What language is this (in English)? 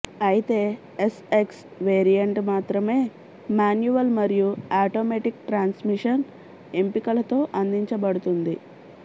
Telugu